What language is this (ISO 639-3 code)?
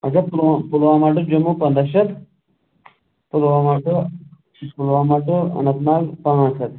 kas